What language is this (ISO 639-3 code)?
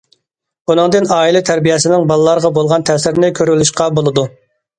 uig